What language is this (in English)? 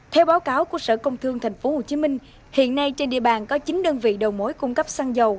Vietnamese